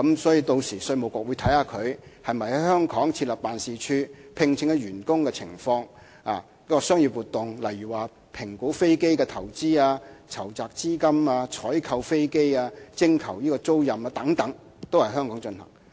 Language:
Cantonese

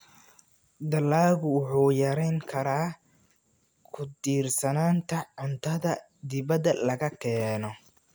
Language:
Somali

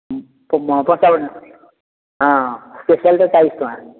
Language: Odia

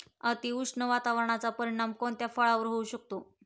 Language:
Marathi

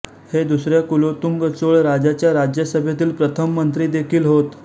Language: Marathi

